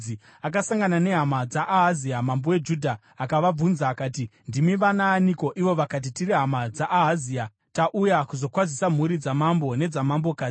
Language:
Shona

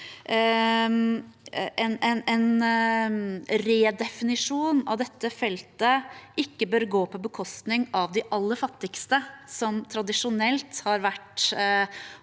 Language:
Norwegian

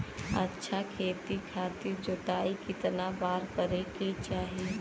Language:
Bhojpuri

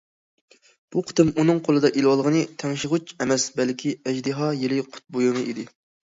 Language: Uyghur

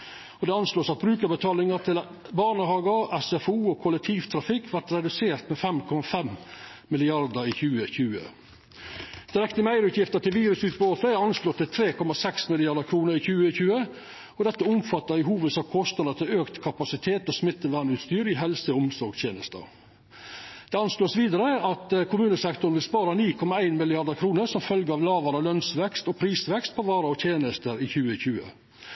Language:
Norwegian Nynorsk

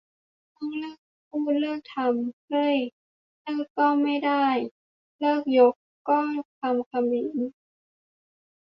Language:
Thai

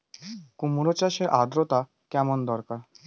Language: Bangla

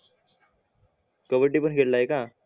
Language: Marathi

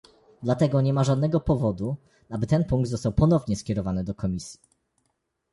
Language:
Polish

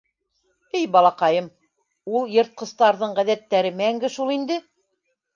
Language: Bashkir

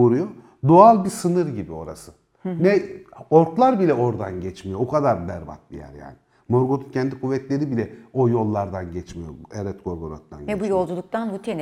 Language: Turkish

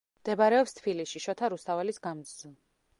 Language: Georgian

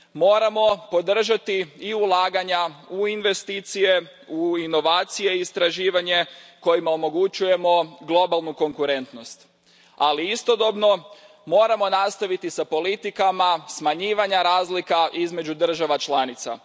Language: Croatian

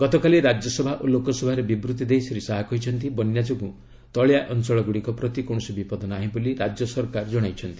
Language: Odia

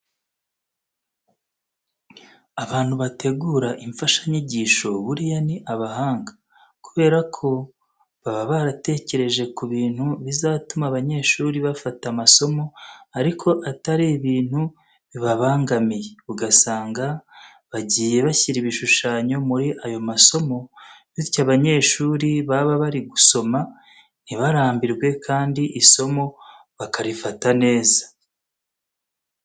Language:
Kinyarwanda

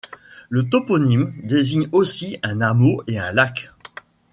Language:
French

